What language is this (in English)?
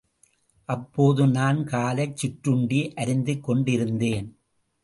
Tamil